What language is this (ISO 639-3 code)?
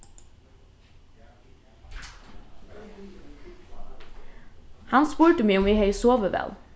fao